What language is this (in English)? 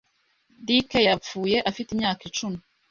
Kinyarwanda